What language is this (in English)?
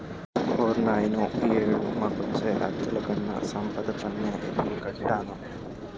Telugu